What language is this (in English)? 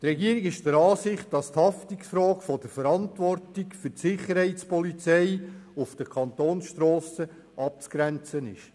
Swiss German